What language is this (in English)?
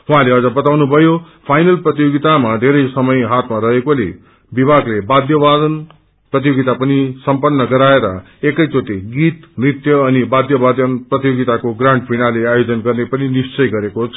Nepali